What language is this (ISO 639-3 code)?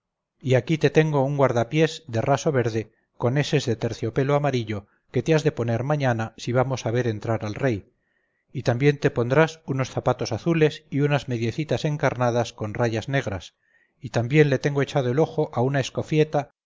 spa